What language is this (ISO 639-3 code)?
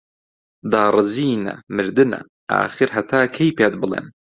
ckb